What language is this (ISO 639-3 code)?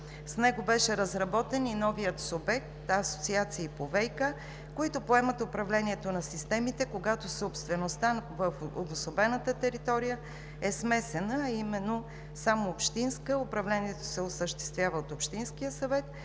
bul